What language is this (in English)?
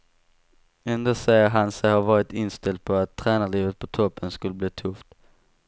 Swedish